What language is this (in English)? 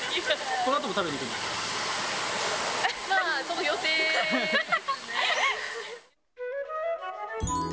Japanese